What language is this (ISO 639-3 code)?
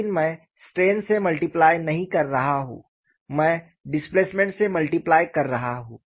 hin